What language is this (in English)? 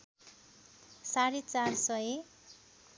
Nepali